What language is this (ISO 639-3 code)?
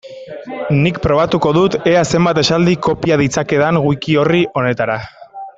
eus